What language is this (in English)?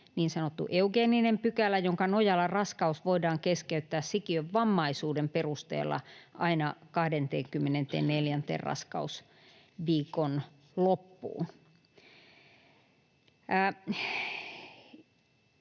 Finnish